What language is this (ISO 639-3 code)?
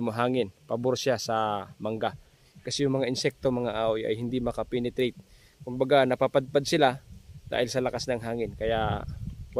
fil